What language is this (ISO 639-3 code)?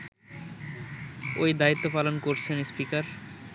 ben